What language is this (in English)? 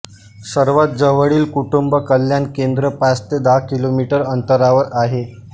Marathi